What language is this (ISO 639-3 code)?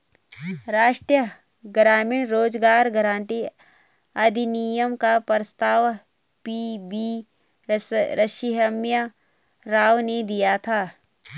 hin